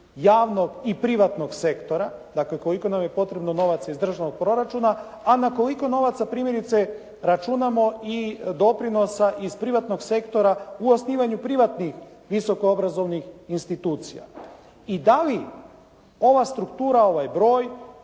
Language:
Croatian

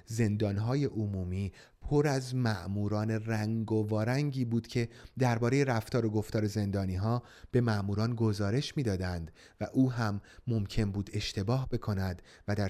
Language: Persian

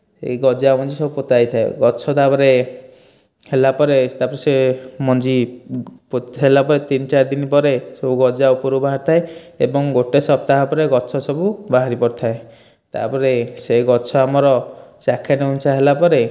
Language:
Odia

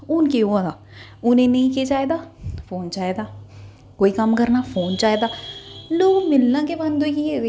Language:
Dogri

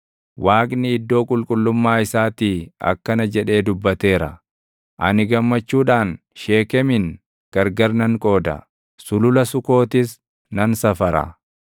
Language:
Oromo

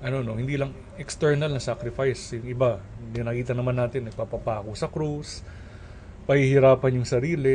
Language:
Filipino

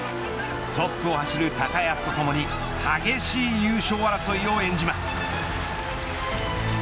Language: Japanese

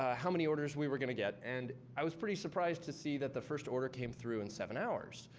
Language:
English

